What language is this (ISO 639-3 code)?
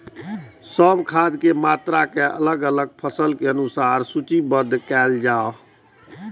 mai